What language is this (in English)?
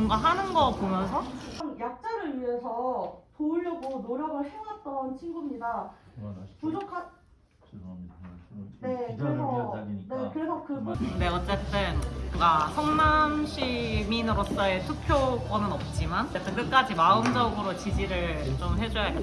Korean